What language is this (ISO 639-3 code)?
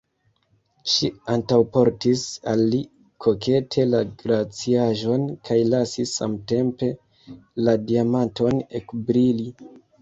epo